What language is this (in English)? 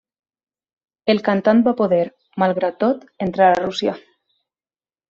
Catalan